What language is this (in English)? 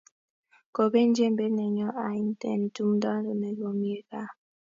Kalenjin